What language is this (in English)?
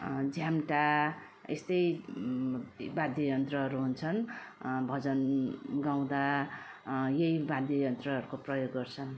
Nepali